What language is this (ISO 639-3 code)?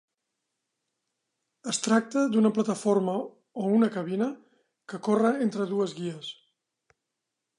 cat